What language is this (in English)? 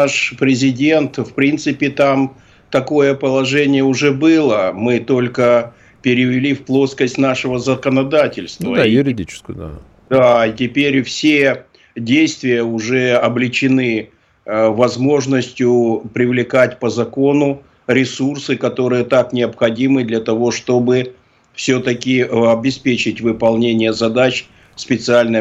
Russian